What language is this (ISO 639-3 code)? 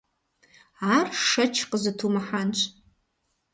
kbd